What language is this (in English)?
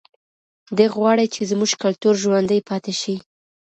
Pashto